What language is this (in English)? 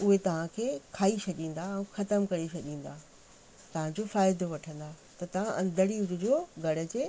Sindhi